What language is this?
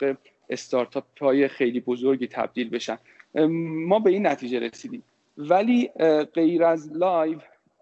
Persian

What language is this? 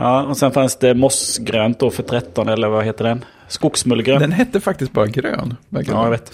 Swedish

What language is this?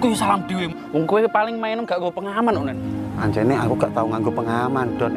Indonesian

